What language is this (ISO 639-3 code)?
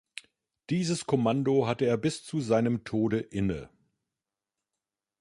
deu